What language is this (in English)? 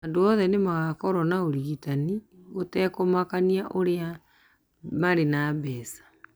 Kikuyu